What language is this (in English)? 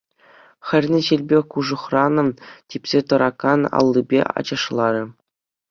Chuvash